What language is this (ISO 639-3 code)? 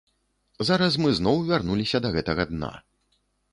bel